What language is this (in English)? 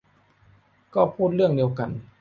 Thai